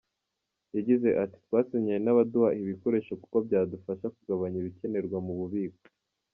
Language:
Kinyarwanda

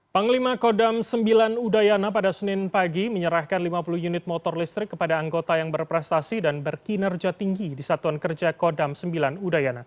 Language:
Indonesian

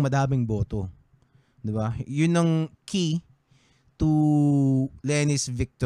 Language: Filipino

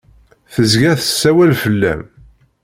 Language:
Kabyle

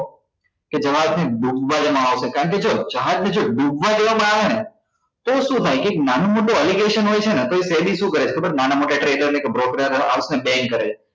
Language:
Gujarati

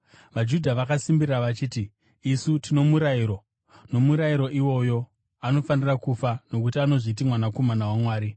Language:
Shona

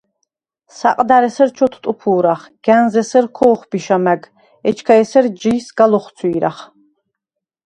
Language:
Svan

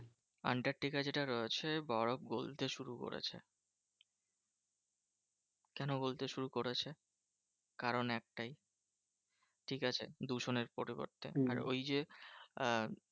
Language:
Bangla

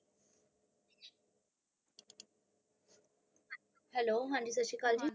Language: Punjabi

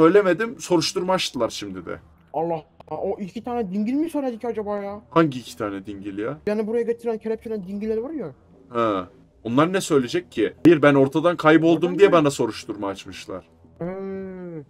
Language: Turkish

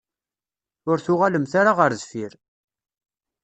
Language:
Kabyle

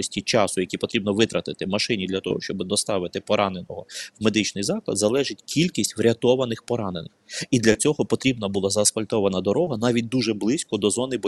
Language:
Ukrainian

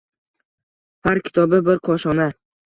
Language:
Uzbek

